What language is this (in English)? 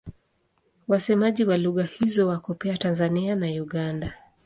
Swahili